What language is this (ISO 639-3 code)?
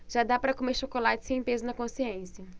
por